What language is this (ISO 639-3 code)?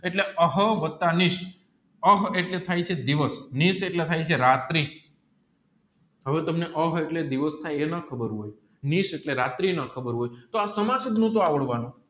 guj